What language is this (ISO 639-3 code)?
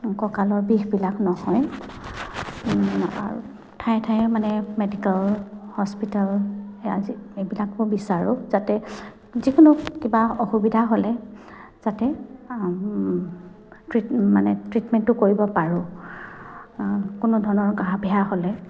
asm